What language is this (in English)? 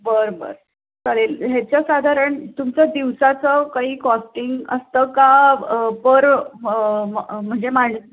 Marathi